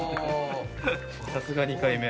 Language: Japanese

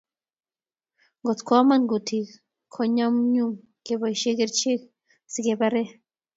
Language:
Kalenjin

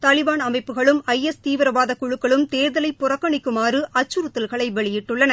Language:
Tamil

